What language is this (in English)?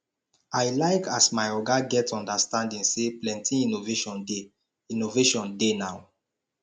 Nigerian Pidgin